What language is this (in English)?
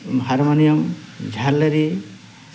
Odia